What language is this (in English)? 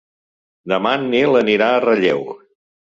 Catalan